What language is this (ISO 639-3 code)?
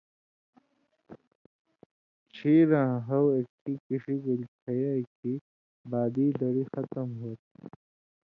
mvy